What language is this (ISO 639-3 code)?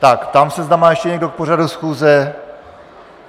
ces